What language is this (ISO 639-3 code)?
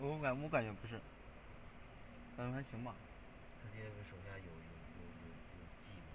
zho